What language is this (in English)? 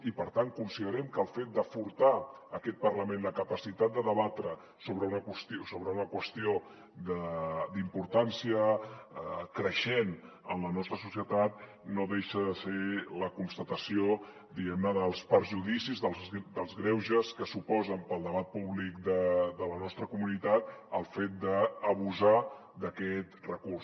Catalan